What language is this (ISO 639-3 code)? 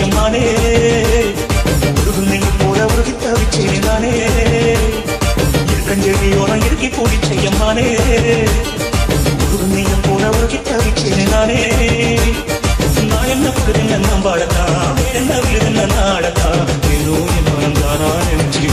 ara